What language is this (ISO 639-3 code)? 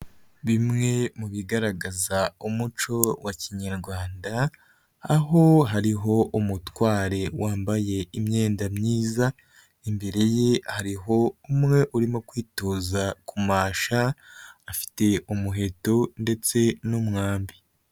kin